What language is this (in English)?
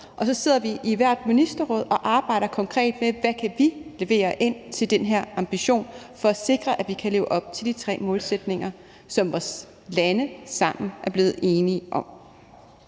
Danish